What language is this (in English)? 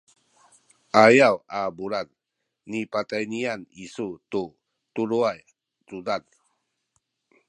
Sakizaya